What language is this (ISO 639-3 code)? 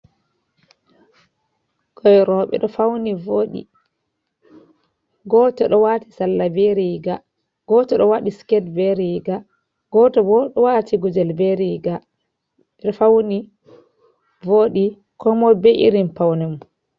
ful